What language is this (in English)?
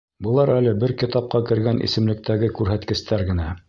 Bashkir